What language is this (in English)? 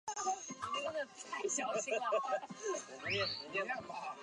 Chinese